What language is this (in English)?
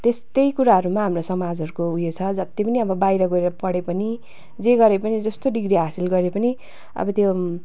Nepali